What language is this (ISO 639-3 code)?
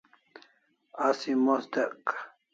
kls